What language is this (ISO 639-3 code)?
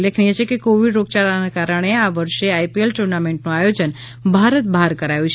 guj